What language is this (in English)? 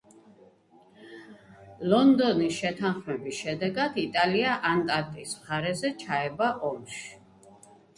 Georgian